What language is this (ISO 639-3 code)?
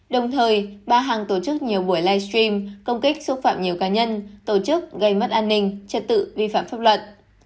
vie